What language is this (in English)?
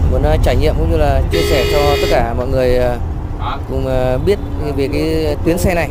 Vietnamese